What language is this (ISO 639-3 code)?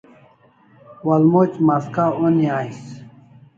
kls